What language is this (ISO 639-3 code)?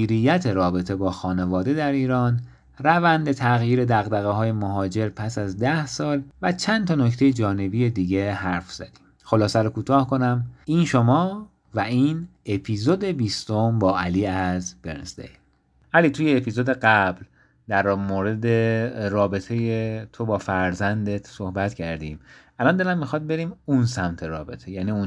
fas